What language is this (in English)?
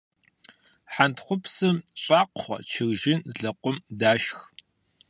Kabardian